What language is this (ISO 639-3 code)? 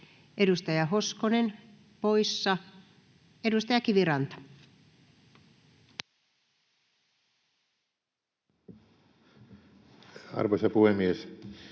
fin